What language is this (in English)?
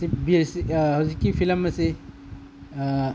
Manipuri